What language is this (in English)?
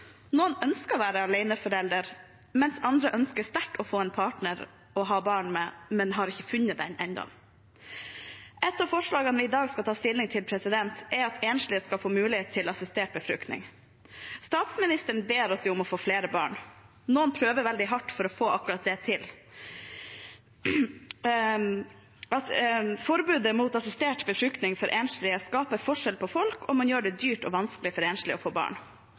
Norwegian Bokmål